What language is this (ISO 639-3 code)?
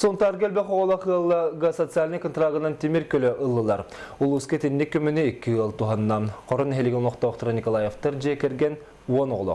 rus